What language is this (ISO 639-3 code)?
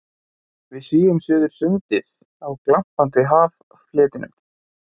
isl